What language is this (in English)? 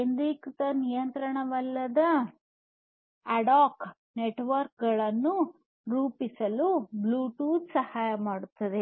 Kannada